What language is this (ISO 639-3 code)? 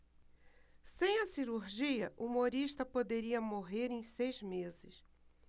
por